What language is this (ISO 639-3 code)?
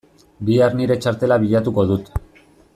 eus